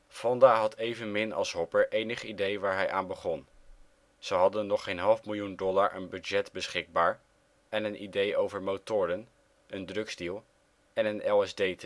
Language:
Dutch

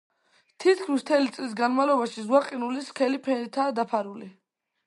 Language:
Georgian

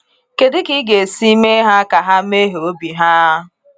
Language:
Igbo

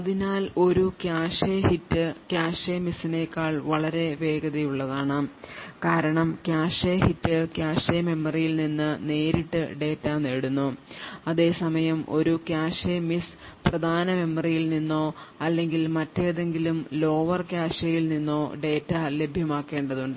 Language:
Malayalam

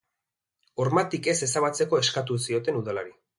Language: Basque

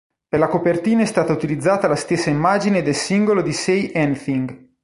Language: Italian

